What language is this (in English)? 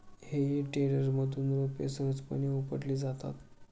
Marathi